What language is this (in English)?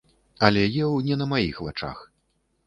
Belarusian